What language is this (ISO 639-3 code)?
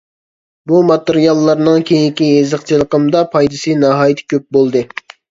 uig